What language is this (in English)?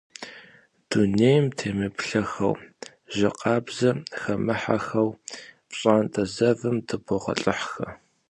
Kabardian